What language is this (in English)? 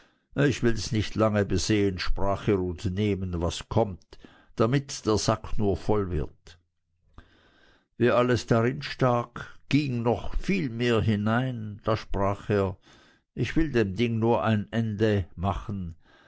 German